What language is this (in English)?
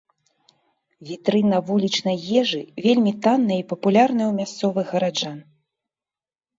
Belarusian